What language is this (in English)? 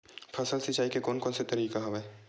Chhattisgarhi